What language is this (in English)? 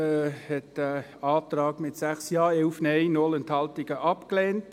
Swiss German